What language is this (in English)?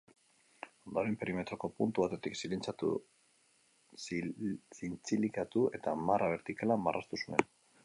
Basque